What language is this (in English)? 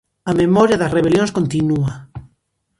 Galician